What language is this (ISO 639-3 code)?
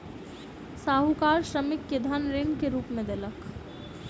mai